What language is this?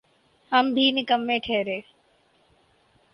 Urdu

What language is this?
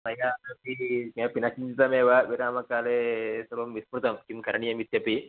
Sanskrit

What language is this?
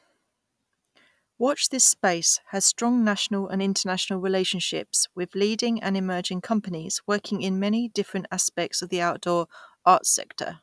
English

